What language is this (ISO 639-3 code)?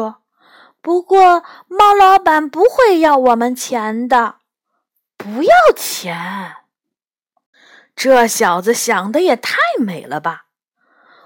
zho